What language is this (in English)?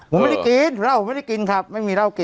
Thai